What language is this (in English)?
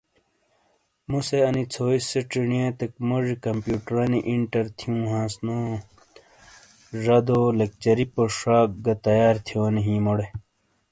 Shina